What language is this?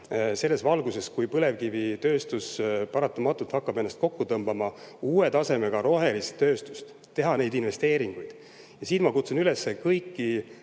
Estonian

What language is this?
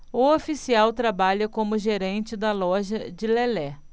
Portuguese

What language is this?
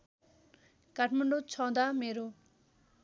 Nepali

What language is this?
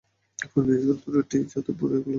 Bangla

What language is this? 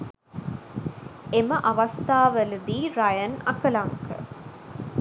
Sinhala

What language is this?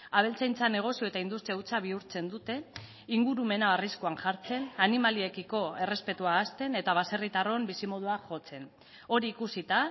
Basque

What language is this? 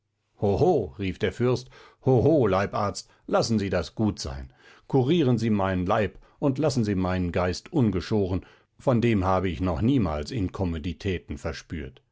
German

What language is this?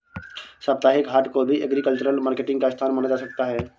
Hindi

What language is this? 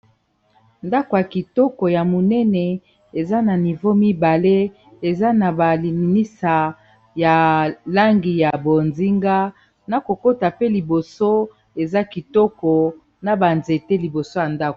Lingala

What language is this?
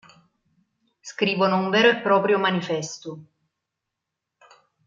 Italian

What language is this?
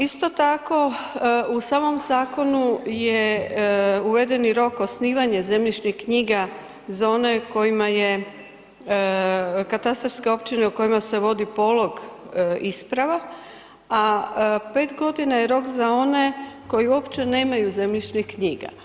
Croatian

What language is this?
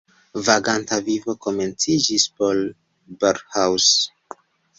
Esperanto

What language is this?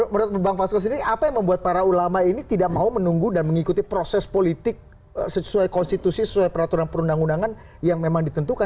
Indonesian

